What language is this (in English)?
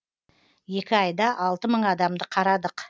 Kazakh